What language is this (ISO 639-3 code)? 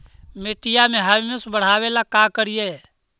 mag